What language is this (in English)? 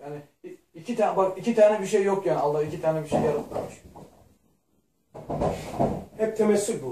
Turkish